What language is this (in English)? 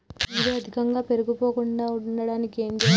Telugu